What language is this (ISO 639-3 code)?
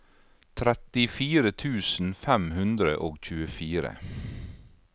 nor